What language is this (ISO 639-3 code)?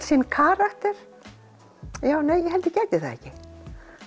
isl